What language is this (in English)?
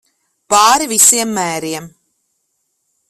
Latvian